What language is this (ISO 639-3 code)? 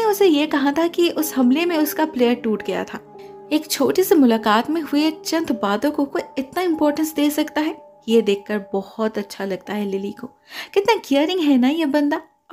hin